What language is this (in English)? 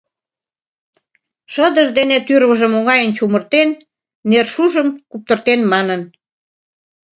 Mari